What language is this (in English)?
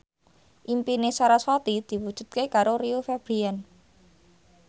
Javanese